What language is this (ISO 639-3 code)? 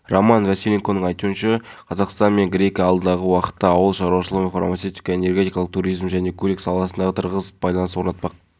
kaz